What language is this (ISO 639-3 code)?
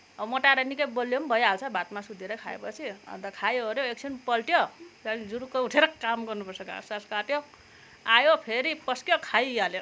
nep